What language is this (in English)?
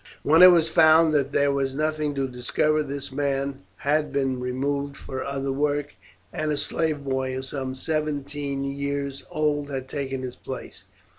English